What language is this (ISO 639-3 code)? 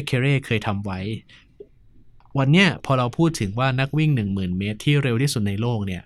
tha